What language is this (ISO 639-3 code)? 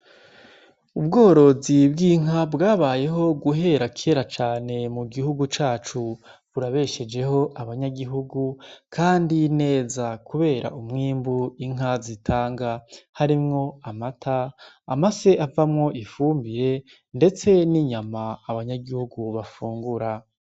run